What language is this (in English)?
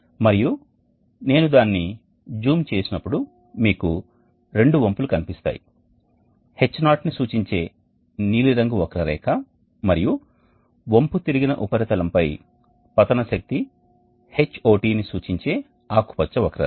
Telugu